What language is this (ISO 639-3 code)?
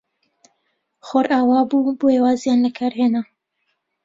ckb